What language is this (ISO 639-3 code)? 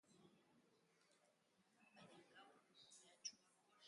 eus